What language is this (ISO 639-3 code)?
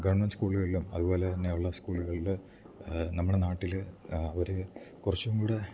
mal